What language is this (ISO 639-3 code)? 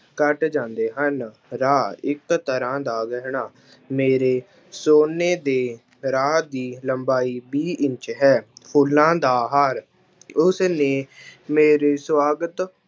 pan